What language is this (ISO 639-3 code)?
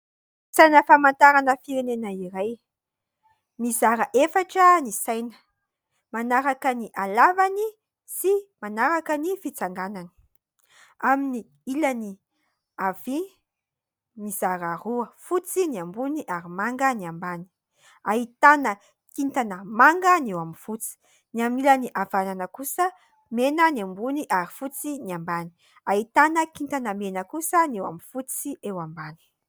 mlg